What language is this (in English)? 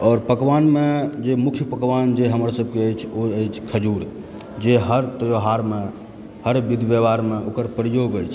Maithili